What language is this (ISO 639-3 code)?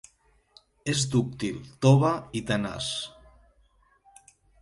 cat